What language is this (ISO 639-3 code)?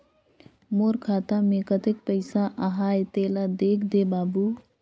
hne